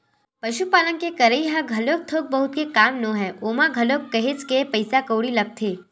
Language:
Chhattisgarhi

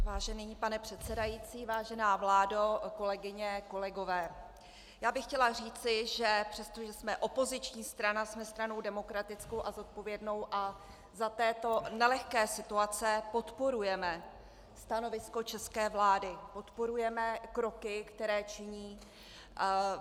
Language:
Czech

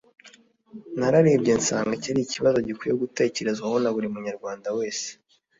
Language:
Kinyarwanda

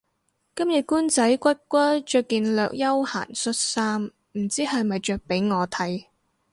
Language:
Cantonese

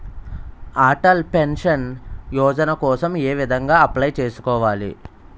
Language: Telugu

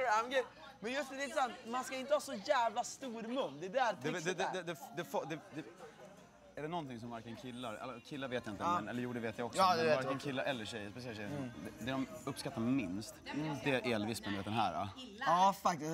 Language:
Swedish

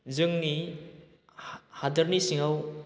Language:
Bodo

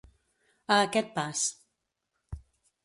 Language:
Catalan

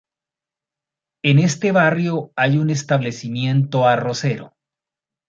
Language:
Spanish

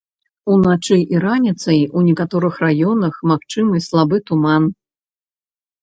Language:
Belarusian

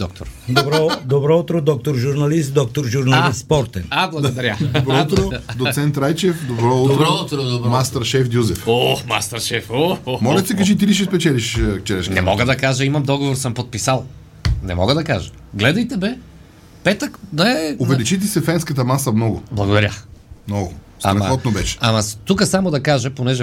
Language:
Bulgarian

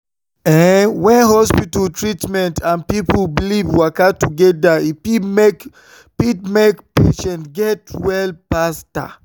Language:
Nigerian Pidgin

